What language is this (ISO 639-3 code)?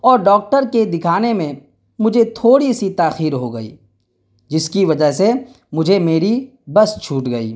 urd